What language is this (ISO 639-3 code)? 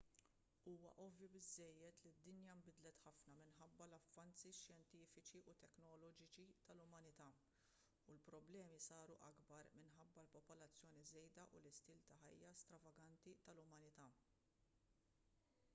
mlt